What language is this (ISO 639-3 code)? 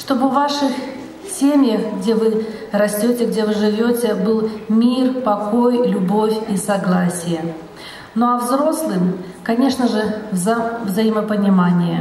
rus